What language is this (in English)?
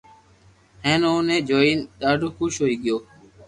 Loarki